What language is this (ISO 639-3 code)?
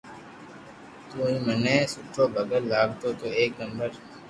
lrk